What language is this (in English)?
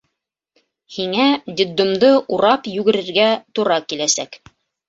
Bashkir